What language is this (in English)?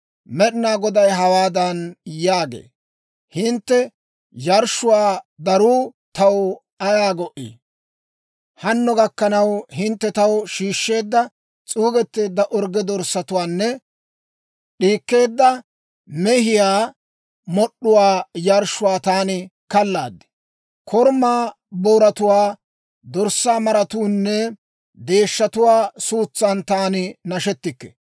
Dawro